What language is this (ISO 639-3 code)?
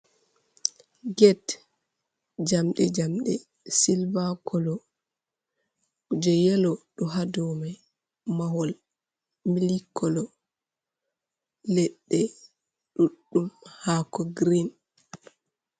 ful